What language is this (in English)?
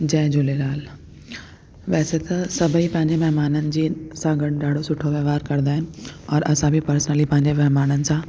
Sindhi